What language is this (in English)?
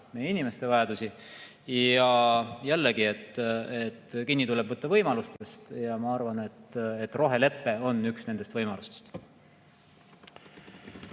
Estonian